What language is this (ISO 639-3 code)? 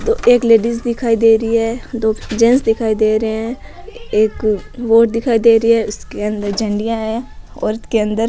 raj